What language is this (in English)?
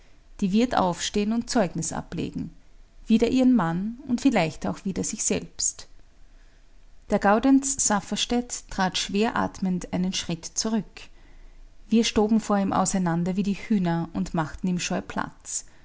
German